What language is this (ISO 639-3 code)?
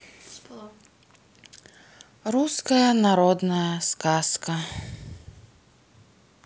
rus